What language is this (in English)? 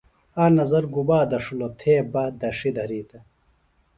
Phalura